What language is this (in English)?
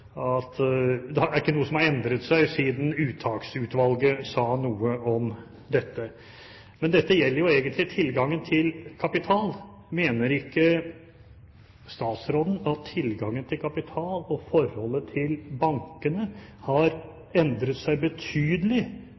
Norwegian Bokmål